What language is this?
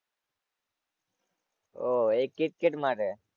Gujarati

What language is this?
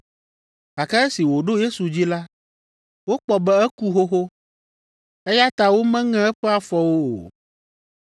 Ewe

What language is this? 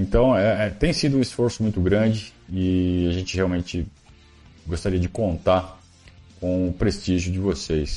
Portuguese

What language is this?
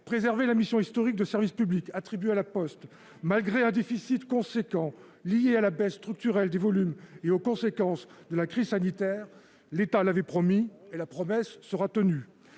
French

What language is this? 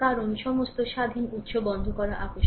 Bangla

